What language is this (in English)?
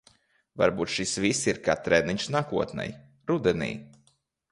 Latvian